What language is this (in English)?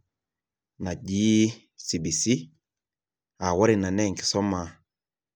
Masai